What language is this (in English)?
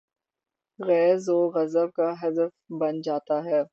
Urdu